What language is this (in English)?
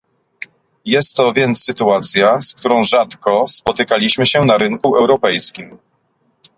Polish